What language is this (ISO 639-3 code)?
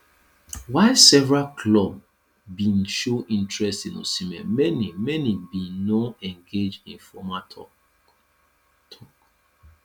pcm